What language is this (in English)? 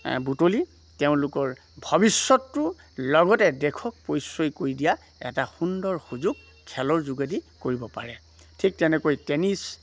Assamese